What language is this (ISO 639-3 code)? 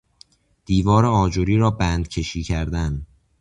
fas